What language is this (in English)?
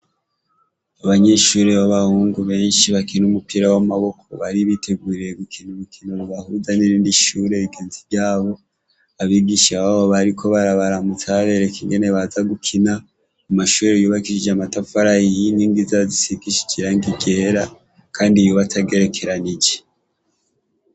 Rundi